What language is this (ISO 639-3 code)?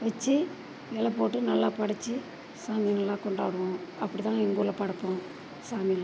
tam